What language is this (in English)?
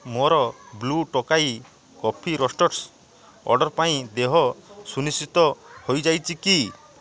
Odia